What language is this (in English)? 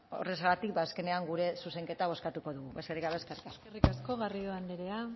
Basque